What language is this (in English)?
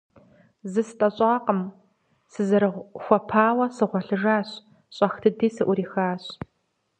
Kabardian